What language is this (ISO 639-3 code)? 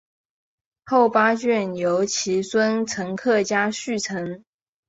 zho